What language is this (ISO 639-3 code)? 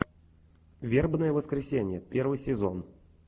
rus